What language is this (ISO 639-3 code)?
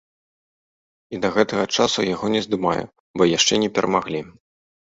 bel